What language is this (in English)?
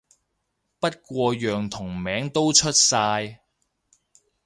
Cantonese